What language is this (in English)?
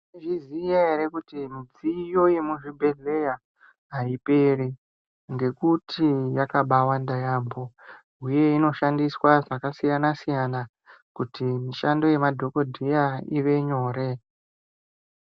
Ndau